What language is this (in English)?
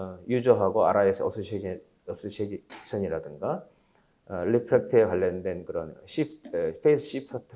Korean